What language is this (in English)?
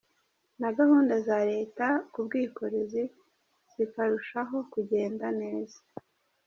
Kinyarwanda